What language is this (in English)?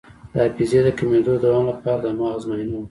Pashto